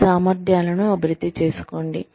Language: Telugu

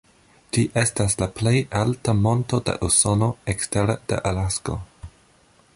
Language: Esperanto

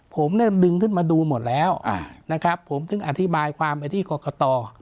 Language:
Thai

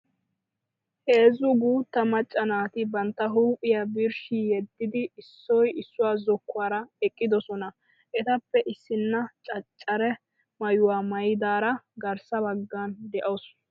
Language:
Wolaytta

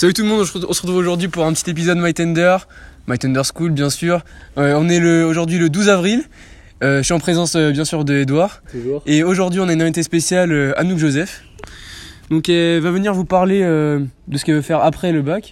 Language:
French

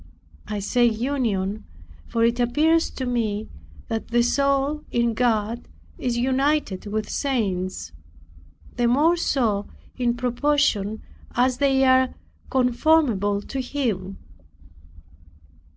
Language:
English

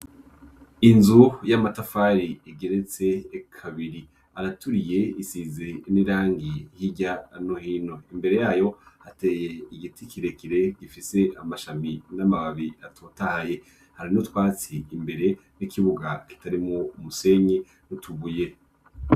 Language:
Rundi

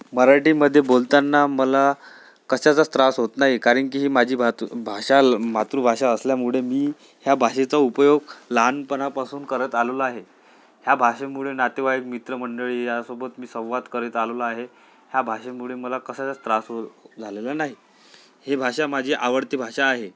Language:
Marathi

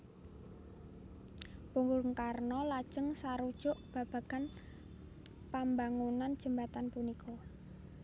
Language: Javanese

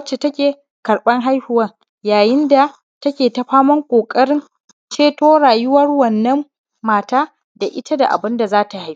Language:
Hausa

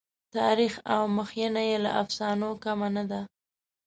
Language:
Pashto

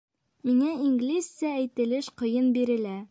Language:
Bashkir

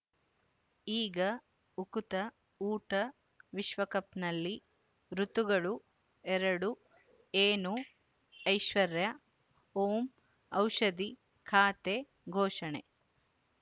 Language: Kannada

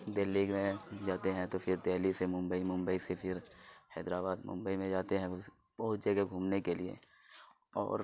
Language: Urdu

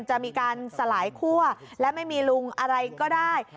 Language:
Thai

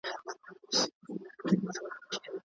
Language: Pashto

